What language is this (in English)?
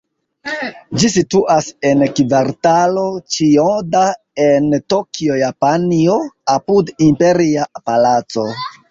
Esperanto